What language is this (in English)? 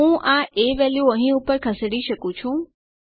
Gujarati